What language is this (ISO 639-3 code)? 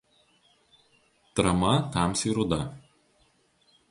lit